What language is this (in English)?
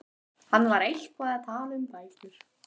Icelandic